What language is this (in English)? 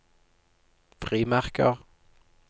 Norwegian